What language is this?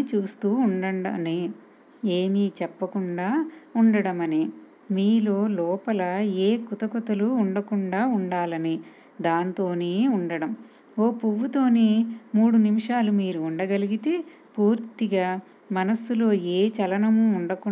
Telugu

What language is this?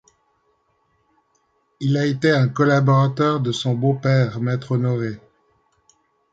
French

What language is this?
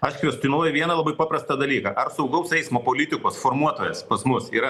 Lithuanian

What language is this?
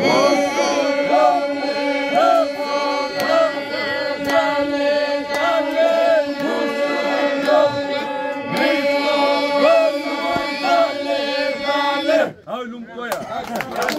Arabic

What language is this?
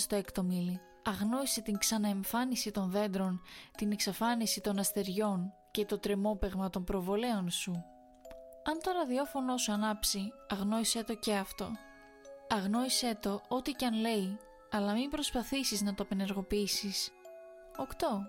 Greek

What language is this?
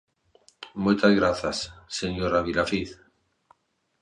Galician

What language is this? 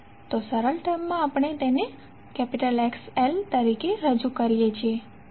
Gujarati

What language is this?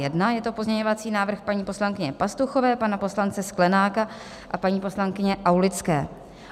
Czech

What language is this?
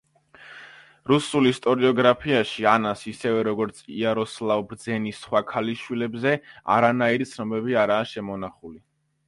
Georgian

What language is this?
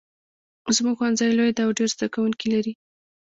Pashto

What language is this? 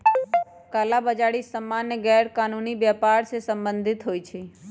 Magahi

